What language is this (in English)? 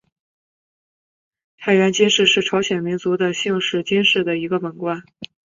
Chinese